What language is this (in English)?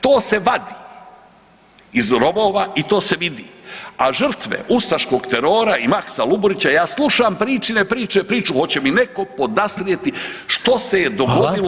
Croatian